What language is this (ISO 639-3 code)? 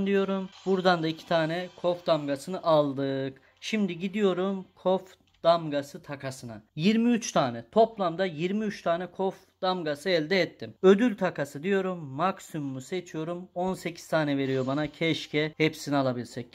tur